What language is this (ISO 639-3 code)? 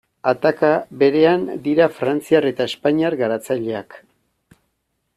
eus